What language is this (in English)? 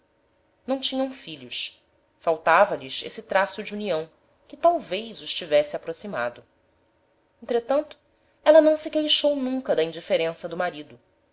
Portuguese